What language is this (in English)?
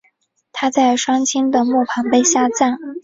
Chinese